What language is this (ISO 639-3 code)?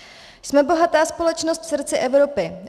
ces